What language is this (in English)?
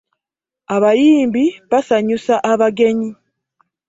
Ganda